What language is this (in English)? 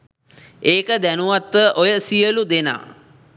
Sinhala